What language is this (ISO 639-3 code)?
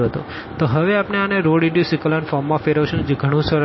guj